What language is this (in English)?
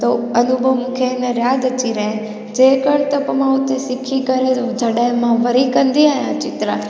Sindhi